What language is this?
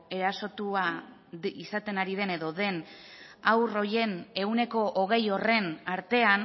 Basque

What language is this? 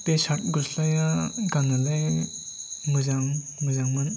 Bodo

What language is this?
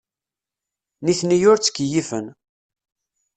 Kabyle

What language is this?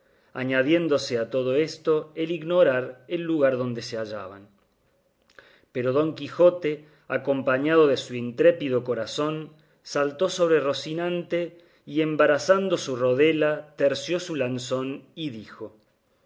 Spanish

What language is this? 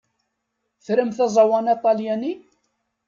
Kabyle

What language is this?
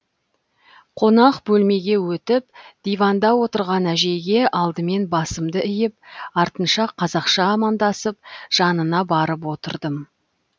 Kazakh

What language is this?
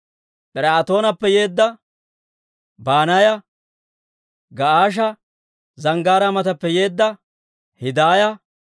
Dawro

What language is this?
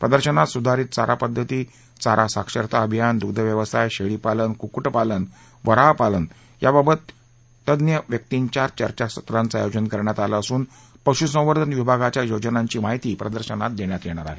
Marathi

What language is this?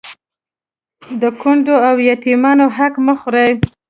Pashto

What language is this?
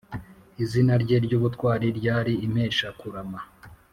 Kinyarwanda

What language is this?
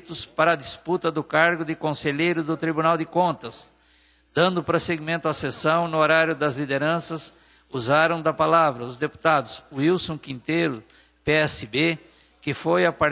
Portuguese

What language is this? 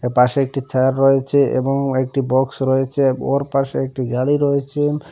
Bangla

